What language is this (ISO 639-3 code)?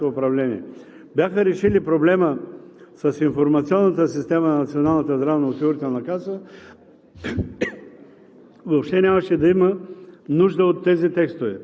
bul